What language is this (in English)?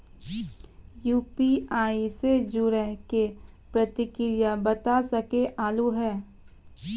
Maithili